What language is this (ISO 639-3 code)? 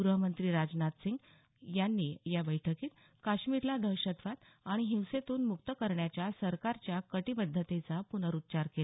mar